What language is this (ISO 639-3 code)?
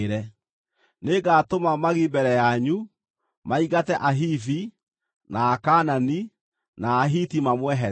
kik